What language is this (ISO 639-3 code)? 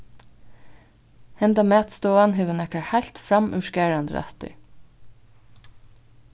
fao